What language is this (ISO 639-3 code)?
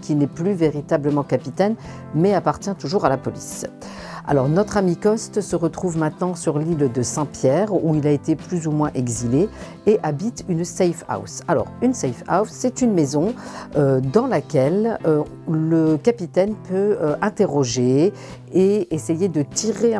fra